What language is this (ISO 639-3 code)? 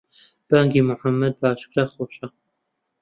ckb